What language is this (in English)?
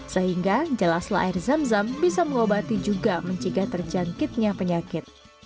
Indonesian